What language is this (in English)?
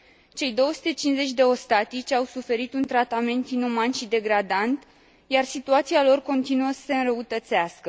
Romanian